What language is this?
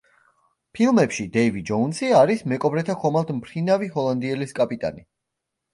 Georgian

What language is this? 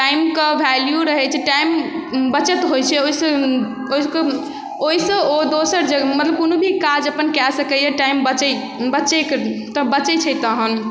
Maithili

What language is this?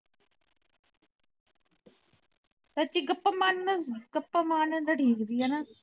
Punjabi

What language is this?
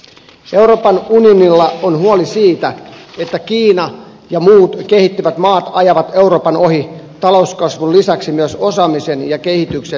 Finnish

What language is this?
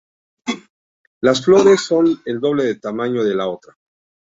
Spanish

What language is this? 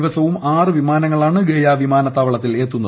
Malayalam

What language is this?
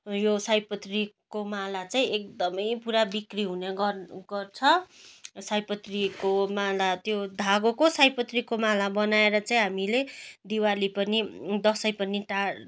Nepali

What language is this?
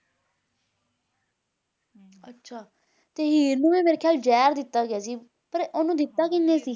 Punjabi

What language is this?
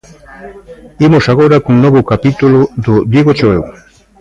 Galician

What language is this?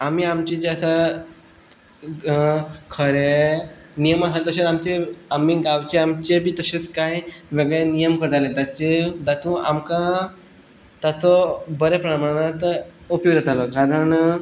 Konkani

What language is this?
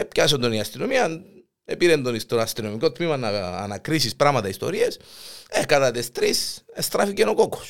Greek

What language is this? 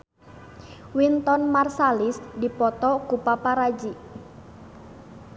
Sundanese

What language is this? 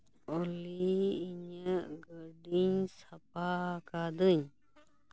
Santali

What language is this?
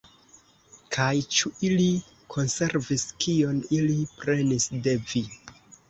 Esperanto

